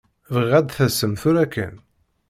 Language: Kabyle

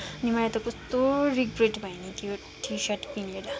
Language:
Nepali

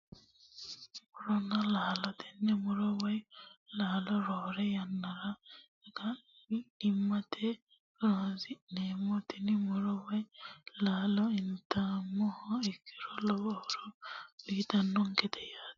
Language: Sidamo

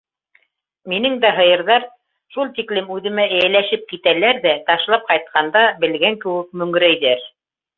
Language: Bashkir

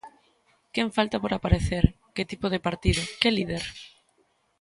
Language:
Galician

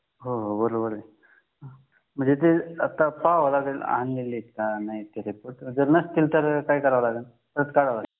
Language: Marathi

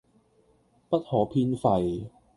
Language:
Cantonese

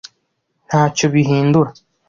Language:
Kinyarwanda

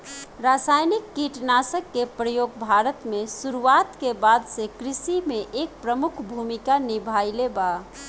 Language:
Bhojpuri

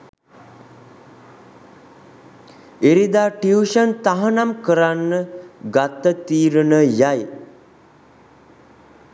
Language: Sinhala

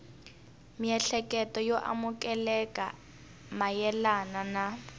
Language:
Tsonga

